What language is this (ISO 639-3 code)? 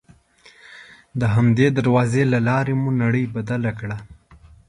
pus